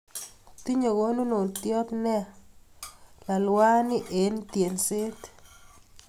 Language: Kalenjin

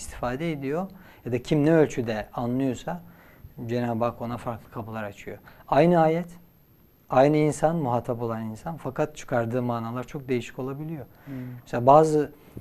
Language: Turkish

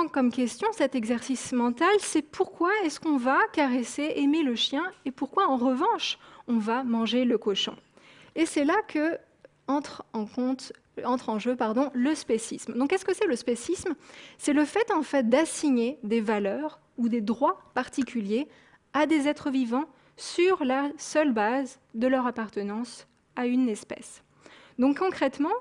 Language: French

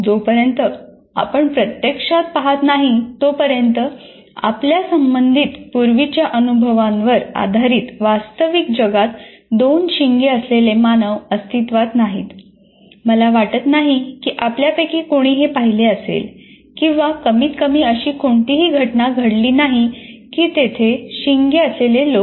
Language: Marathi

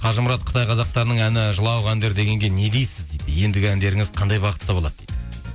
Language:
Kazakh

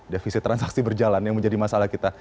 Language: Indonesian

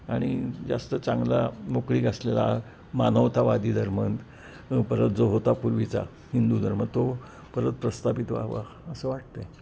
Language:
Marathi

